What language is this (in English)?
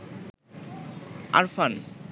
Bangla